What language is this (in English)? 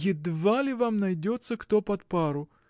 Russian